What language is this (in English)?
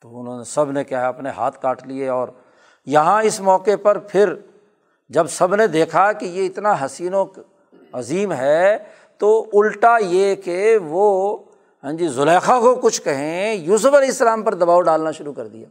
Urdu